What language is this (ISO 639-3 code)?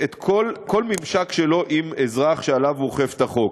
heb